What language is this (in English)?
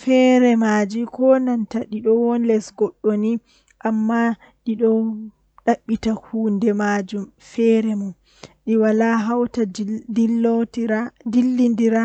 Western Niger Fulfulde